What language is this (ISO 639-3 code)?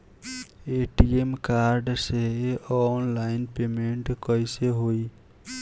bho